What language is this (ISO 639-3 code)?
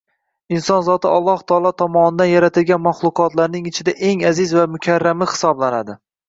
uzb